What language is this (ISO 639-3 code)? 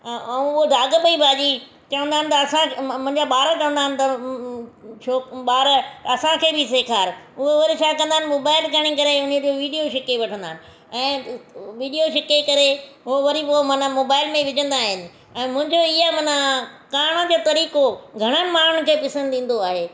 snd